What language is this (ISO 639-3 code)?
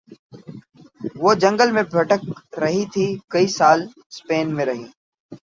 urd